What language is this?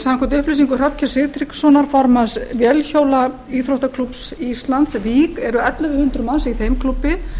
Icelandic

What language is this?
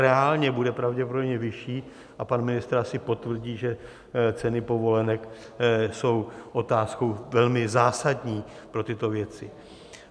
Czech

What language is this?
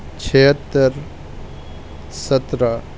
Urdu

